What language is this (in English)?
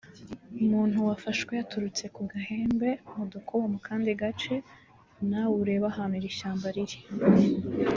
Kinyarwanda